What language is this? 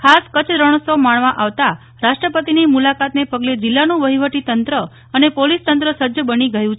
Gujarati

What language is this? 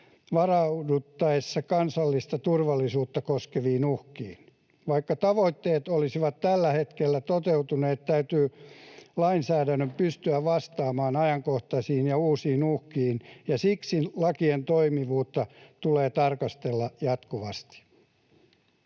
Finnish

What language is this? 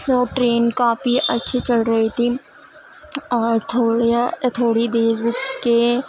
Urdu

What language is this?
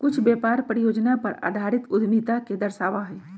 Magahi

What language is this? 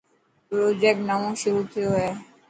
Dhatki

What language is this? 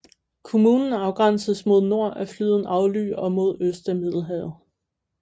Danish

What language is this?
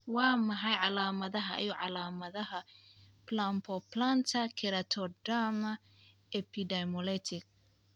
Somali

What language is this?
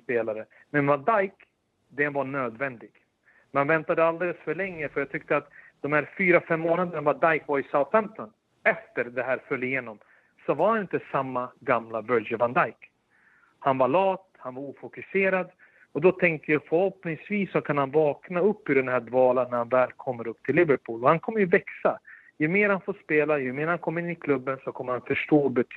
Swedish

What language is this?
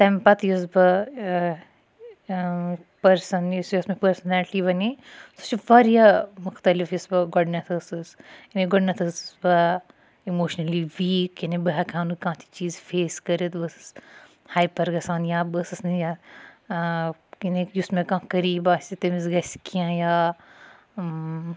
Kashmiri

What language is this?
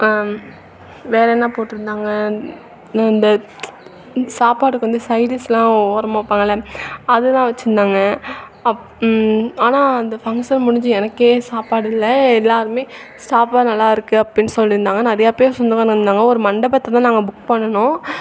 Tamil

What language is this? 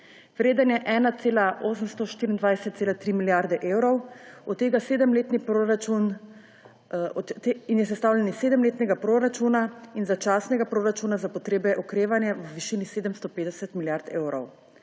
Slovenian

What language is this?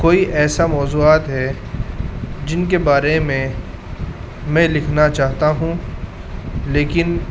Urdu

